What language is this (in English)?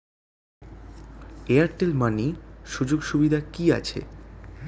Bangla